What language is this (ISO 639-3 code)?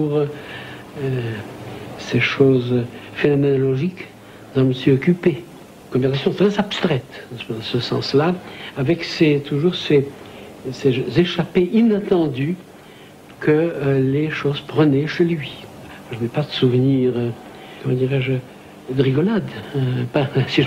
fra